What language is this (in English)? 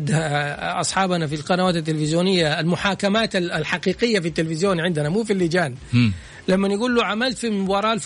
Arabic